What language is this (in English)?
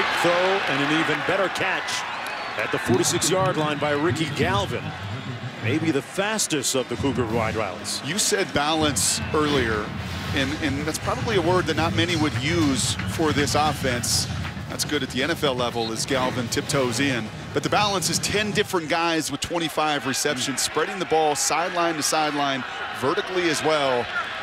English